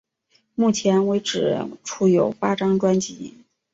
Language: Chinese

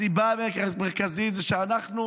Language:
Hebrew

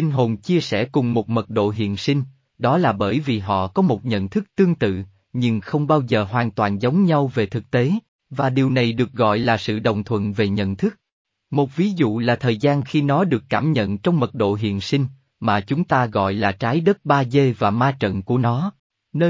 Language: Vietnamese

